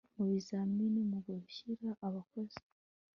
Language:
Kinyarwanda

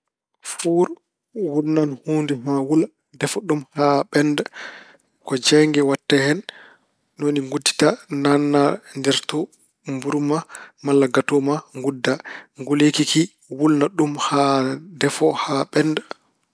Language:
Fula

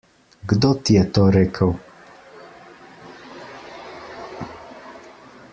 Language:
Slovenian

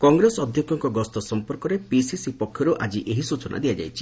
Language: Odia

